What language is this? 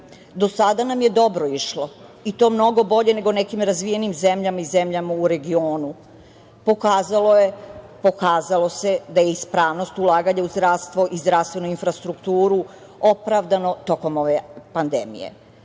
Serbian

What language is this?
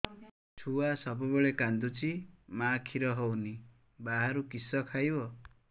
Odia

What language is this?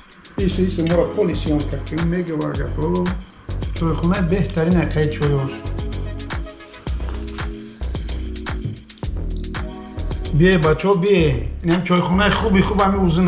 Turkish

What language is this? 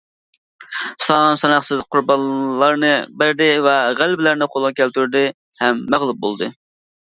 Uyghur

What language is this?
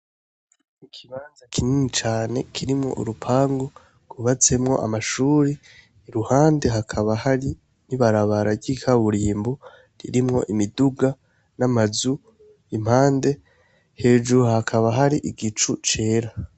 Rundi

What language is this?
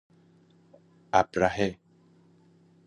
Persian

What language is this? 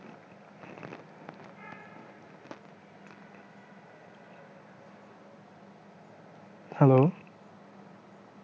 Bangla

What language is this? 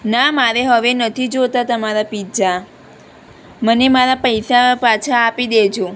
Gujarati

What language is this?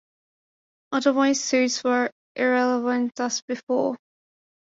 English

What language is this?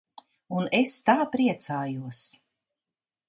Latvian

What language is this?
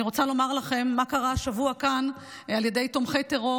Hebrew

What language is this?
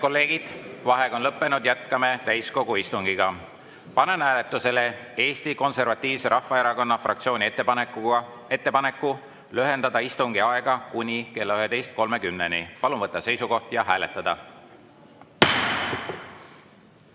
Estonian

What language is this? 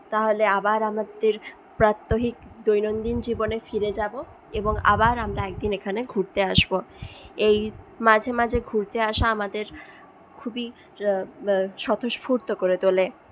Bangla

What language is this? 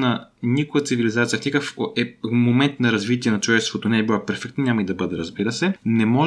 Bulgarian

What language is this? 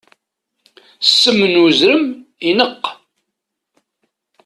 Kabyle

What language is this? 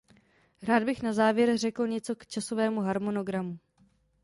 Czech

